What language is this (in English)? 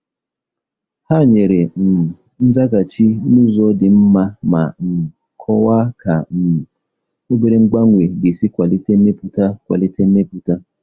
Igbo